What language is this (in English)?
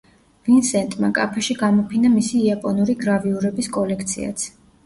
Georgian